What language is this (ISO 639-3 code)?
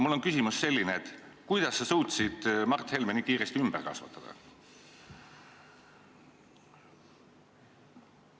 est